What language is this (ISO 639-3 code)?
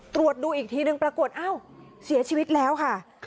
tha